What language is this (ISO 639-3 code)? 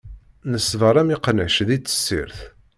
kab